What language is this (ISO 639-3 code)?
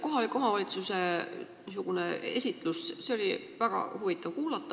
est